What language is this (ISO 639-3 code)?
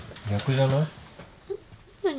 jpn